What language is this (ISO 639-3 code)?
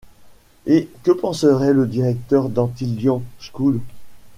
fra